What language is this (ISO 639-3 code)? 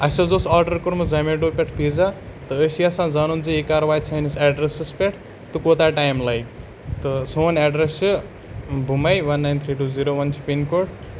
kas